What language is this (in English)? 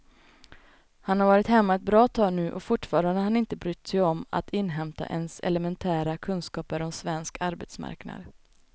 Swedish